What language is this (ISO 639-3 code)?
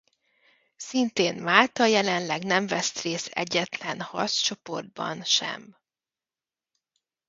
hun